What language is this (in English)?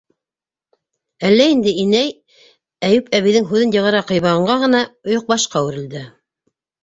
Bashkir